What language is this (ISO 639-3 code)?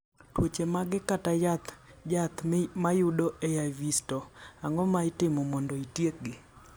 luo